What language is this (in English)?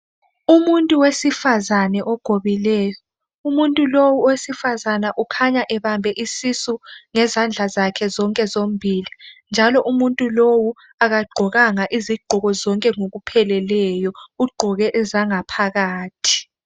North Ndebele